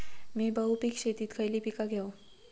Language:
Marathi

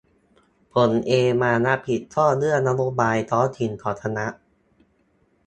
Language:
Thai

